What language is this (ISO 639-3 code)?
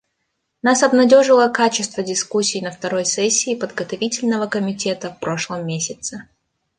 rus